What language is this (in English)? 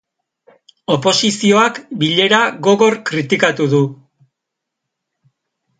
Basque